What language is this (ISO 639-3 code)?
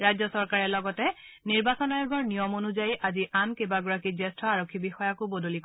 asm